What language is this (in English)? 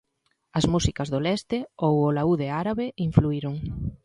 Galician